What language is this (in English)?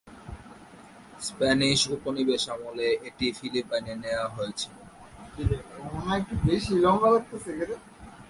Bangla